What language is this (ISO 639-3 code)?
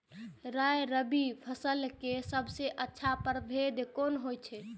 mai